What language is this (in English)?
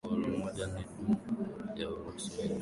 Swahili